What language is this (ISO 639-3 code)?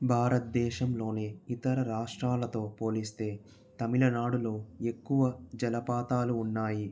tel